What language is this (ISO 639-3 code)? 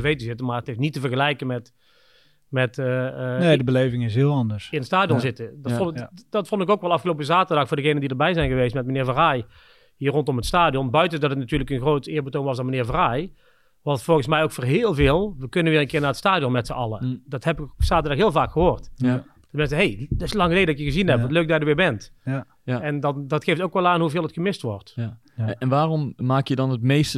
nld